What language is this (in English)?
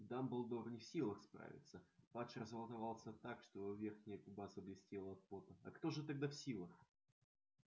Russian